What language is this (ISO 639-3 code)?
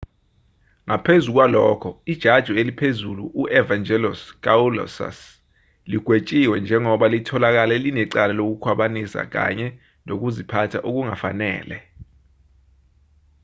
zul